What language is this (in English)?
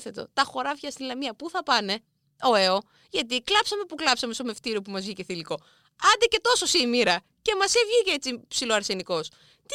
Greek